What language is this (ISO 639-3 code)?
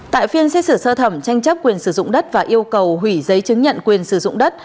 vie